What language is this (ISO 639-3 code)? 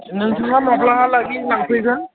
brx